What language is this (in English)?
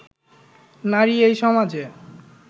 Bangla